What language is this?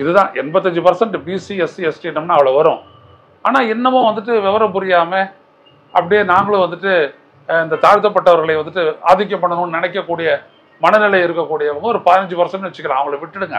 Tamil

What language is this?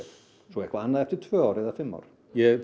Icelandic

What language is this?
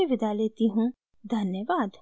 Hindi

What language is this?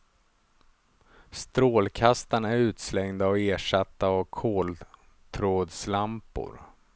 Swedish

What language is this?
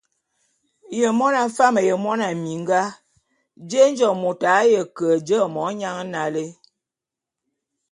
Bulu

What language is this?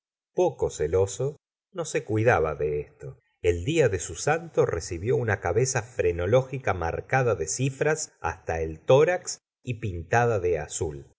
Spanish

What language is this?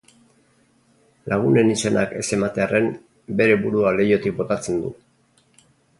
Basque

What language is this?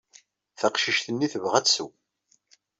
Kabyle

